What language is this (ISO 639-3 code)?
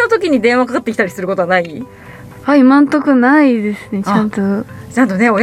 jpn